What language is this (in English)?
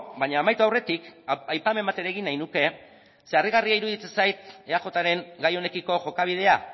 Basque